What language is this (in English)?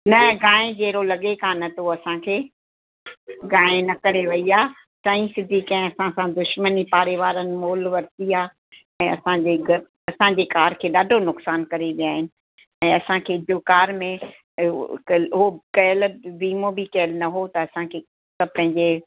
Sindhi